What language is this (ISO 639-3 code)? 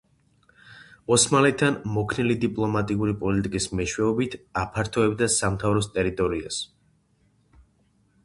kat